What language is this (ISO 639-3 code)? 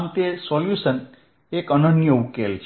guj